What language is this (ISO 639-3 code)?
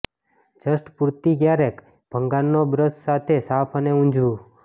guj